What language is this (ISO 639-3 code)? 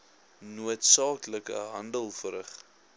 afr